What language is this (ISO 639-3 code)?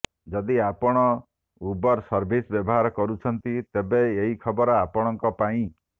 ori